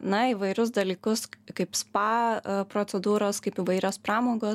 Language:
Lithuanian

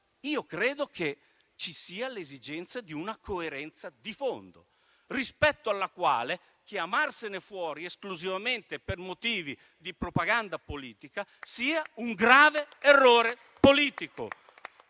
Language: Italian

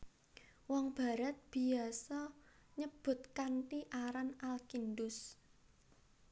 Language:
Javanese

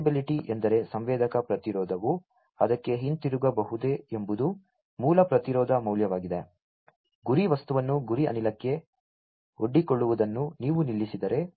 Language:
Kannada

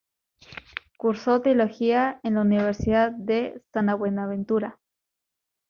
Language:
Spanish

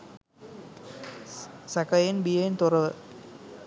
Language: Sinhala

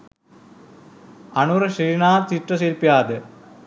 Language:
Sinhala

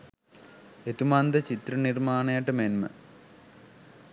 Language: Sinhala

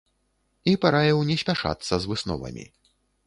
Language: Belarusian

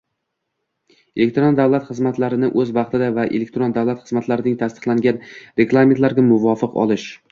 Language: Uzbek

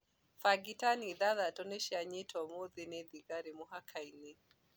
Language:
Kikuyu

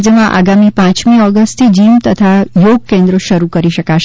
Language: Gujarati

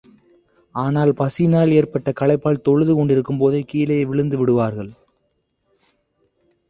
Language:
Tamil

